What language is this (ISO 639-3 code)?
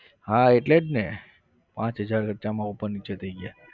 guj